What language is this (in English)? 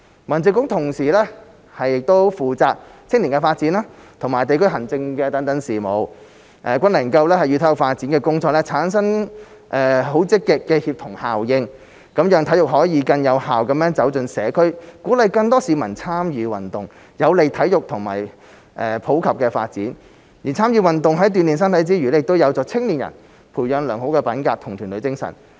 Cantonese